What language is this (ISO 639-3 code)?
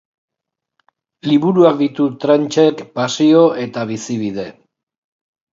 eus